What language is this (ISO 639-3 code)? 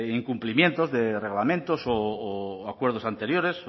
spa